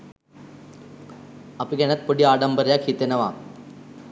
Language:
Sinhala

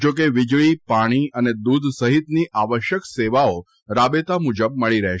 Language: Gujarati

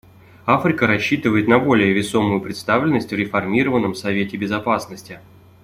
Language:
Russian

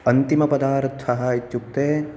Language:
Sanskrit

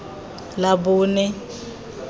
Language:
Tswana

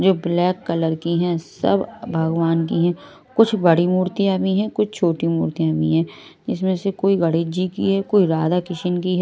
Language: Hindi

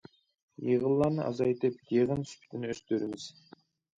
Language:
Uyghur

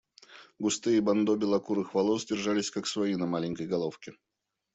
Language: Russian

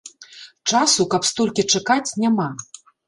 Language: Belarusian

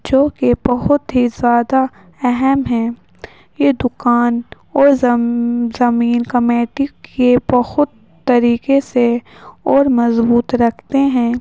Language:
Urdu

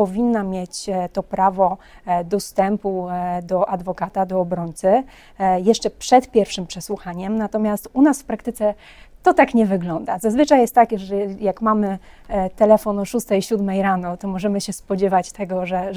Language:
Polish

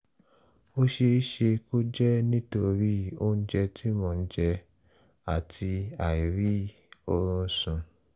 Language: Yoruba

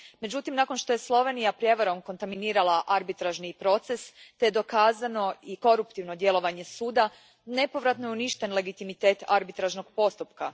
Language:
Croatian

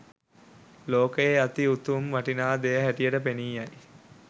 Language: Sinhala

